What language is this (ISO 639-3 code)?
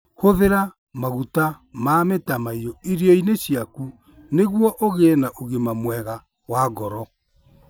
kik